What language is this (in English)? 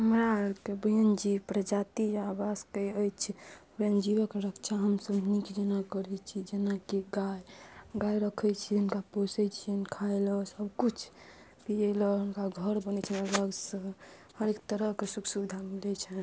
Maithili